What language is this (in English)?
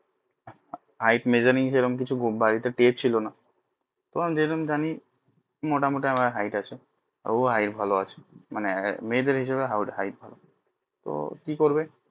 Bangla